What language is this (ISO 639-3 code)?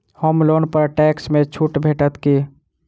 mai